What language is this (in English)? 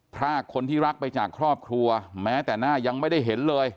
Thai